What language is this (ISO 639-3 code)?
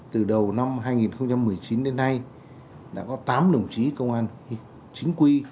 vie